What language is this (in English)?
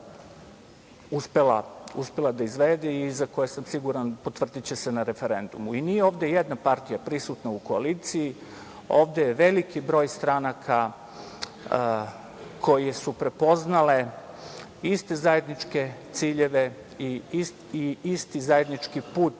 Serbian